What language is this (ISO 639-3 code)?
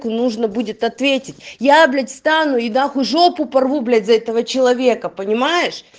rus